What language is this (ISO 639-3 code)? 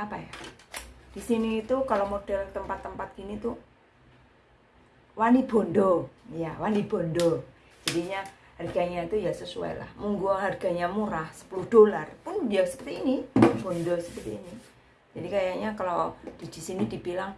ind